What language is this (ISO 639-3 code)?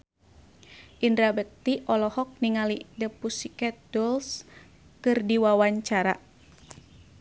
sun